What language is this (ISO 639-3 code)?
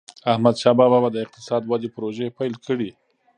pus